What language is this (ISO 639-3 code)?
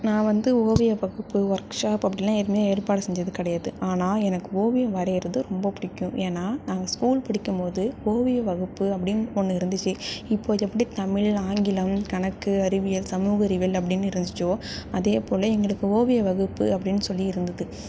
tam